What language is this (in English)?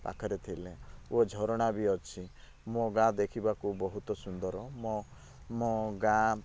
Odia